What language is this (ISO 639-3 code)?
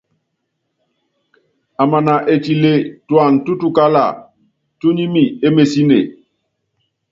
yav